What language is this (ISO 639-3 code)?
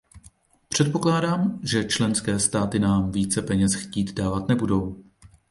ces